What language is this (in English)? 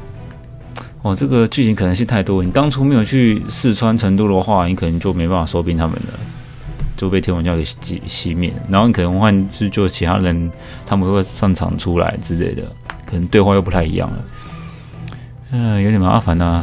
Chinese